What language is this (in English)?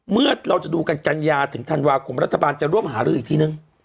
Thai